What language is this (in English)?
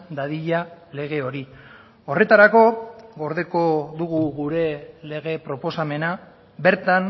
Basque